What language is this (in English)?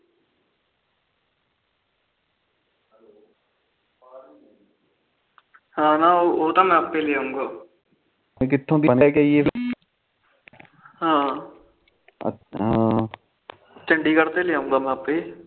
Punjabi